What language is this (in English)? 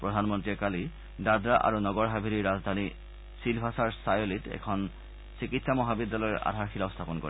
Assamese